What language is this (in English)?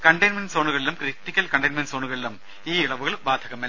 Malayalam